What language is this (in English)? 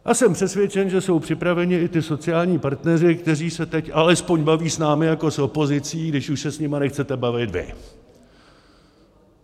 Czech